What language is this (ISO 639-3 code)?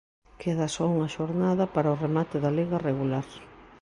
glg